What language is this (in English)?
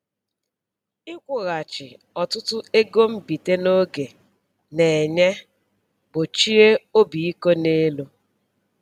Igbo